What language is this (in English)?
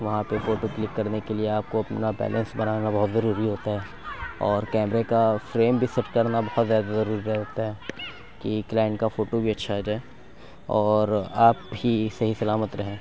Urdu